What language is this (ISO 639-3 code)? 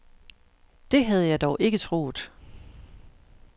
dan